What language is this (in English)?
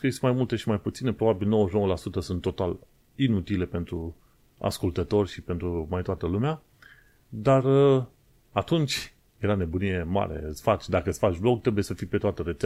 Romanian